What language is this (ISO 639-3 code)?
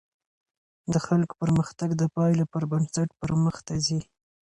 pus